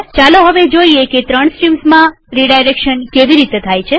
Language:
Gujarati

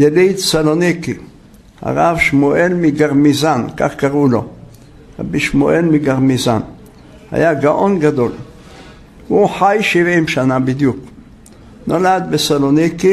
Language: Hebrew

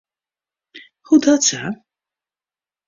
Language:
Western Frisian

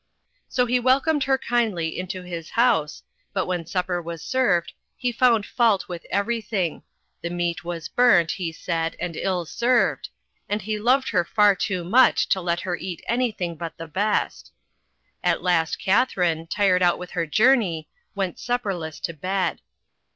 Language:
English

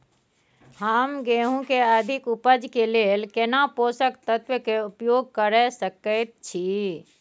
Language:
Maithili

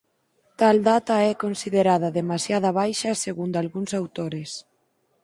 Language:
Galician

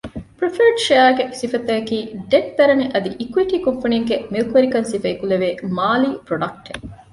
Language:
Divehi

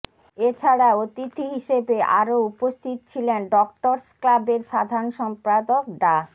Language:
Bangla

